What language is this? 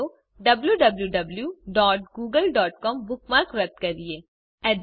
Gujarati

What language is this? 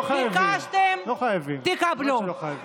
Hebrew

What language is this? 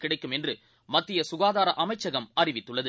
Tamil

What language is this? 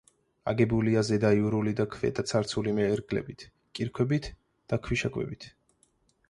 Georgian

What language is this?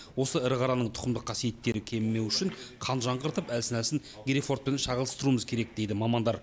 Kazakh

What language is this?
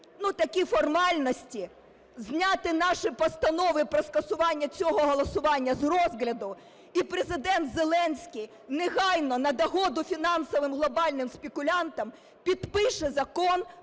Ukrainian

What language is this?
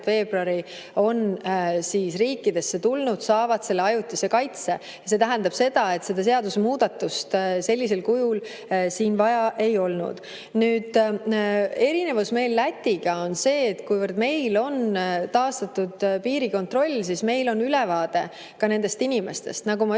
Estonian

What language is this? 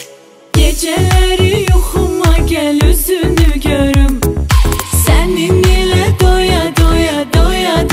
Turkish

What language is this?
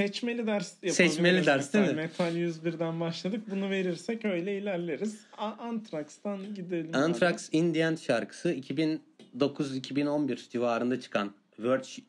Turkish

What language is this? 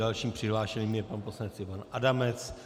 Czech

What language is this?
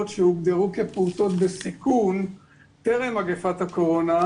Hebrew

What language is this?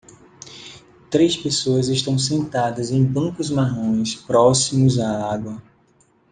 Portuguese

